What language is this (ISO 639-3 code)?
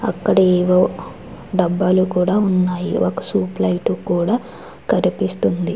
tel